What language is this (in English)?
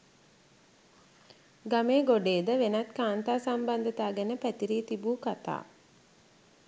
Sinhala